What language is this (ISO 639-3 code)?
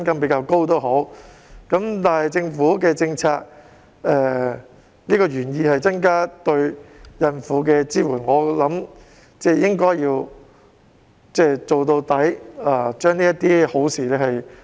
yue